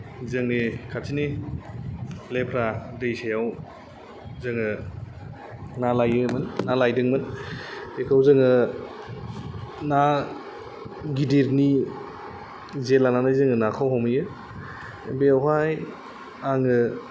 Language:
Bodo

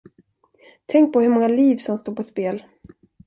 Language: Swedish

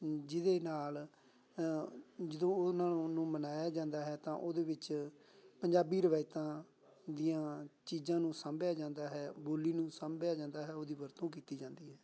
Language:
Punjabi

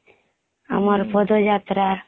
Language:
Odia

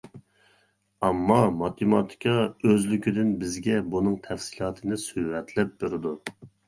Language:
Uyghur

